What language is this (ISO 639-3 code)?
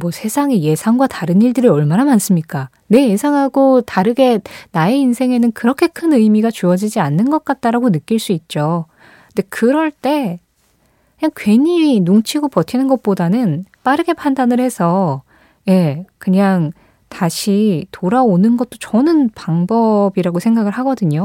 kor